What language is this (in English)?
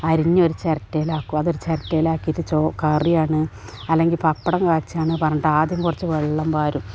Malayalam